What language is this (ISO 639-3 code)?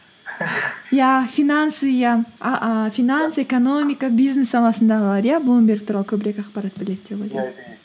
kaz